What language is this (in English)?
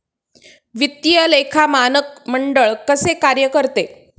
Marathi